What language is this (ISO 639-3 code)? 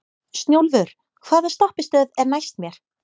isl